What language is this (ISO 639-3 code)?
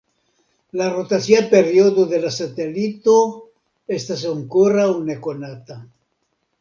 epo